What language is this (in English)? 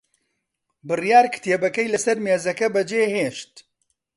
Central Kurdish